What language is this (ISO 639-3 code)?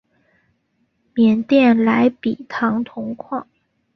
zho